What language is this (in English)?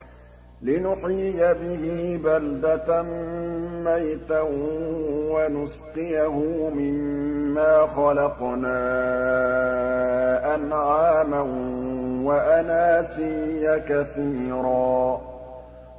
Arabic